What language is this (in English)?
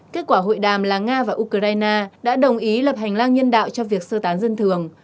Vietnamese